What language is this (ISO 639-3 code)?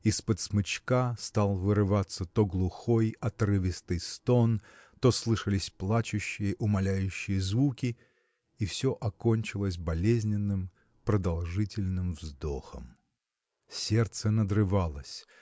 rus